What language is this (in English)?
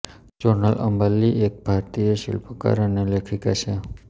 Gujarati